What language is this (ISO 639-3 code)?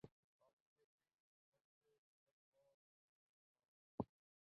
urd